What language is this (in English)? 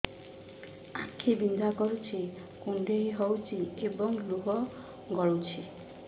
Odia